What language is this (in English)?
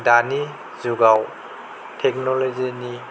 Bodo